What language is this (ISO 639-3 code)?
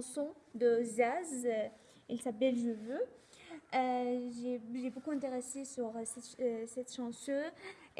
fra